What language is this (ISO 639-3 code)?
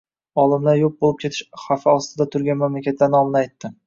uzb